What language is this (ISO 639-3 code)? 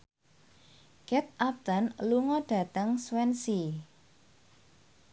jav